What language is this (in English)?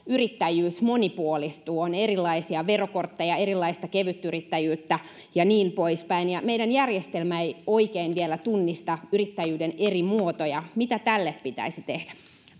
Finnish